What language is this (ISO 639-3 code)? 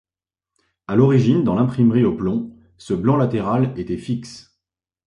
fra